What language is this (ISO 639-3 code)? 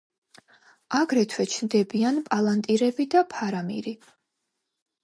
kat